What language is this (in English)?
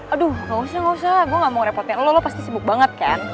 Indonesian